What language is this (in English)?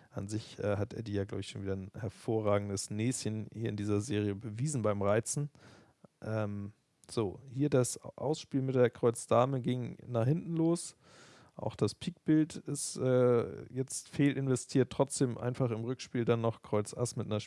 German